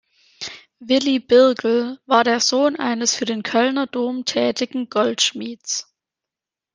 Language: German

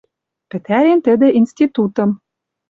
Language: Western Mari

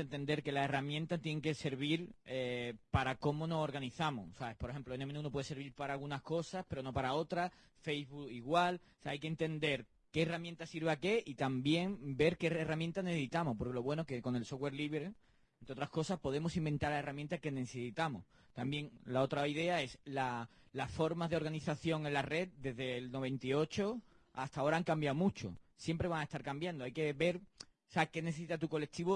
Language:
Spanish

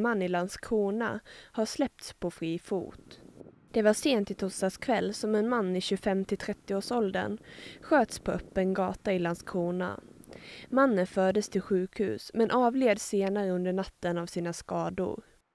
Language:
Swedish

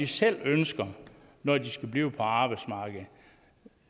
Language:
Danish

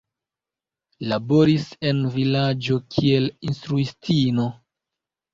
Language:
Esperanto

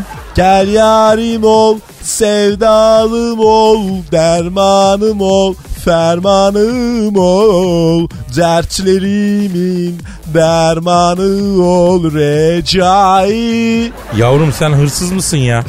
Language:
Turkish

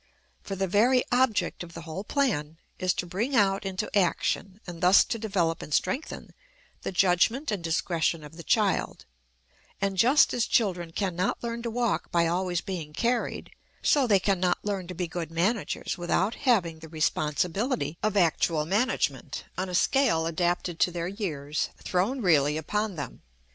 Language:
English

